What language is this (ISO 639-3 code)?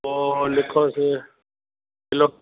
snd